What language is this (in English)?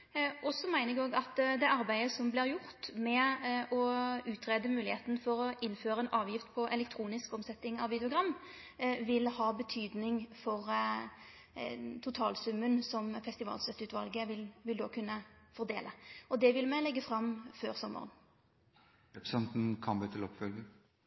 Norwegian Nynorsk